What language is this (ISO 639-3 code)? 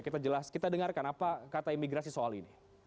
ind